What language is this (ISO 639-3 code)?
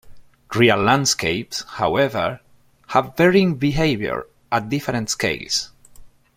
eng